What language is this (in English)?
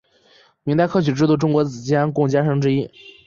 Chinese